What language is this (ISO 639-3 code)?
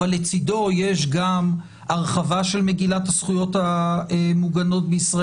heb